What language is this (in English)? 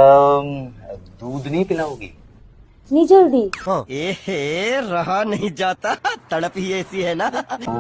Hindi